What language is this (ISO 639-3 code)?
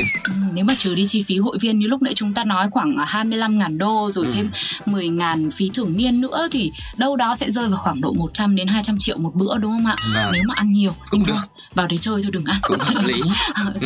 vie